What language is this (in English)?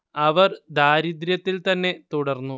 Malayalam